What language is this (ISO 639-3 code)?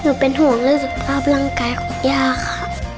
tha